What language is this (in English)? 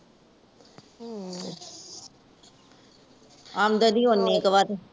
Punjabi